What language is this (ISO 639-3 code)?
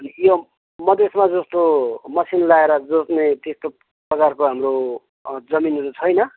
nep